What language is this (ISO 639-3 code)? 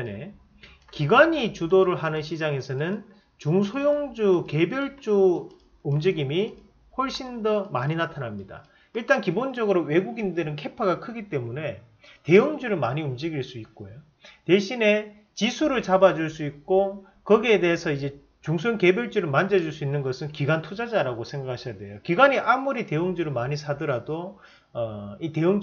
kor